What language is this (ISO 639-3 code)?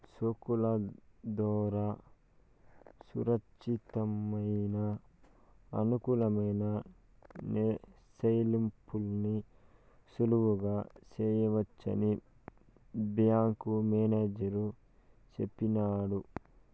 tel